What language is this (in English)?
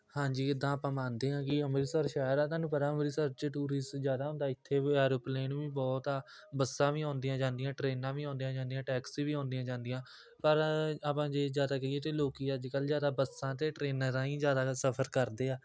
Punjabi